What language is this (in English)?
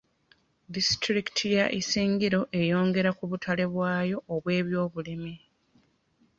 Ganda